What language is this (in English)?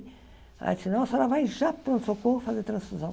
Portuguese